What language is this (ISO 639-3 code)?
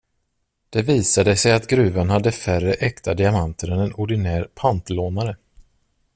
swe